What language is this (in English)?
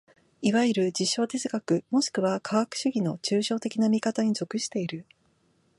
Japanese